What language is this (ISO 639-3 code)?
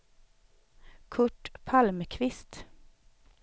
swe